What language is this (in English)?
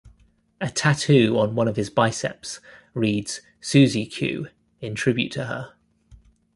English